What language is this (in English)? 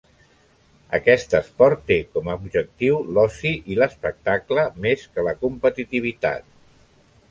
Catalan